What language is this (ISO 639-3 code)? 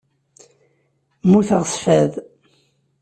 kab